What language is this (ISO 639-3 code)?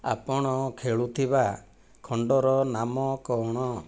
ori